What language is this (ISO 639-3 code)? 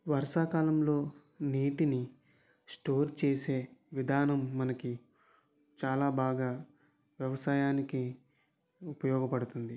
tel